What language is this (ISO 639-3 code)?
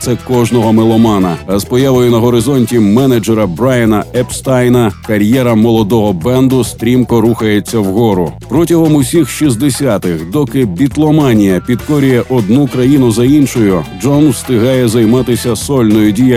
ukr